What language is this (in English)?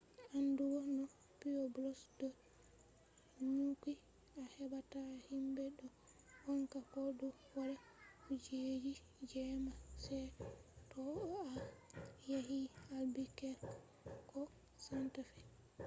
Fula